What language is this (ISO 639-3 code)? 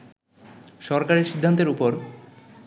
ben